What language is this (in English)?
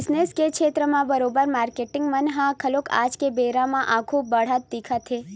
Chhattisgarhi